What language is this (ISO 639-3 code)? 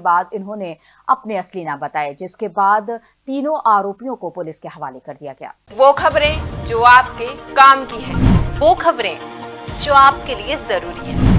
hin